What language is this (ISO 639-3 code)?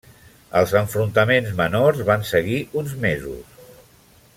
cat